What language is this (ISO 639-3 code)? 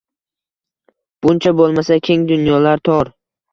uzb